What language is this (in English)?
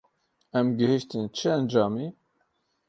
Kurdish